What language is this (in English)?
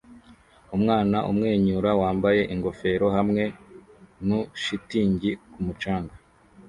Kinyarwanda